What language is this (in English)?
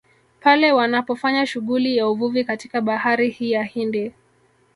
Swahili